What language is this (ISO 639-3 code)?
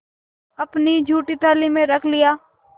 hin